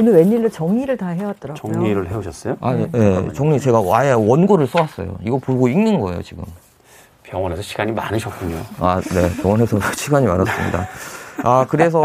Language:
Korean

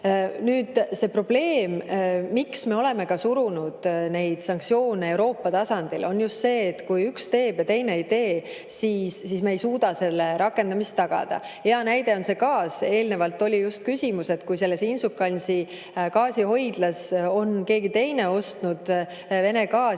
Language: Estonian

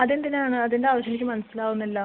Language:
Malayalam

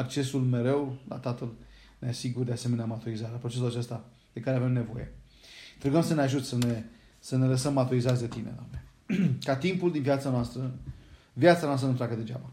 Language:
Romanian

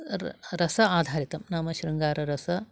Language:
Sanskrit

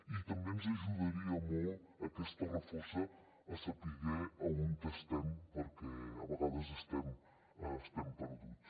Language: Catalan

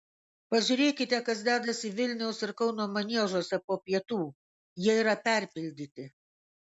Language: Lithuanian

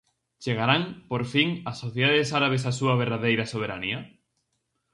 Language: Galician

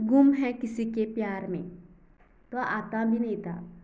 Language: Konkani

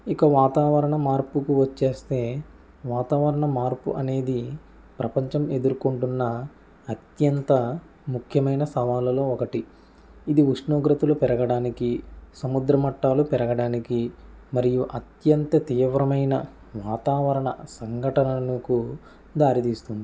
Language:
Telugu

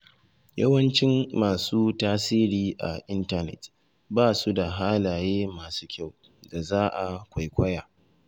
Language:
Hausa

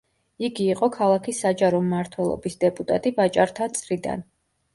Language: Georgian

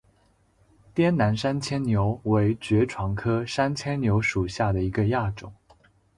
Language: Chinese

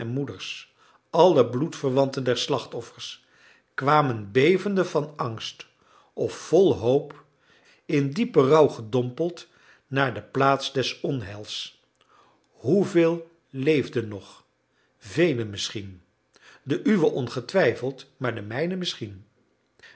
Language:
Dutch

